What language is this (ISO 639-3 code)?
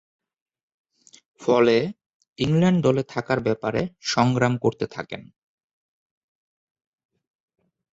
ben